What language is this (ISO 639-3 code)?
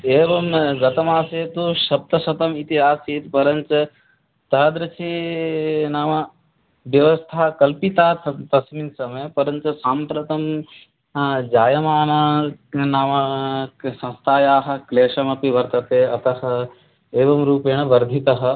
san